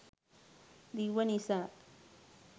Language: Sinhala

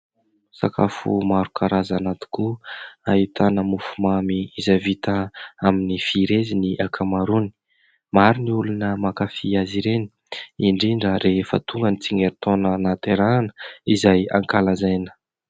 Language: Malagasy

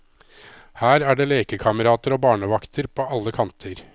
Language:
Norwegian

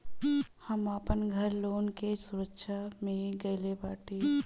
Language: Bhojpuri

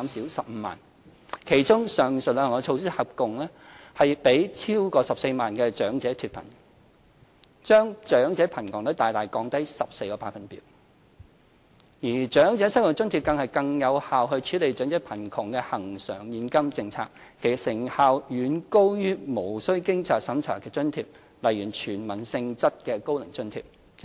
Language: Cantonese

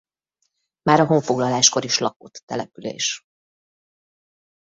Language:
Hungarian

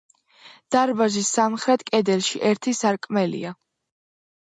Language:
Georgian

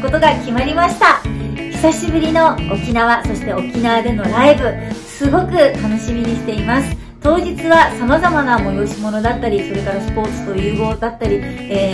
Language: Japanese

